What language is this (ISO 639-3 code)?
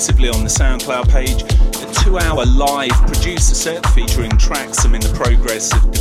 eng